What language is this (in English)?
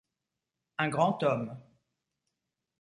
French